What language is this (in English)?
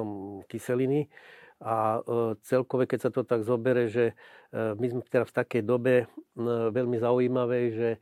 Slovak